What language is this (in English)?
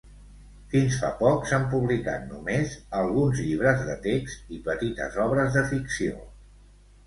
Catalan